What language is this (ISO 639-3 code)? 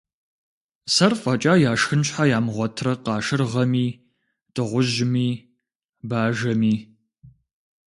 kbd